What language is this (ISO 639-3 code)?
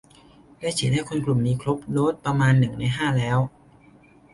tha